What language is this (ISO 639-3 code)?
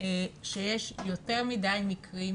heb